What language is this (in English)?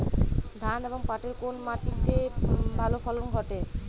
Bangla